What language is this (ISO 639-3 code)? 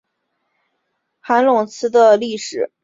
zho